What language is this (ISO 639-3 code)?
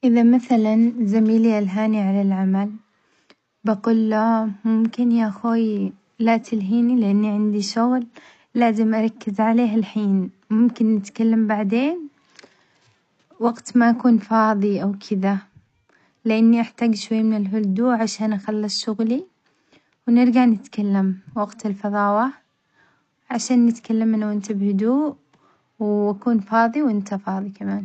acx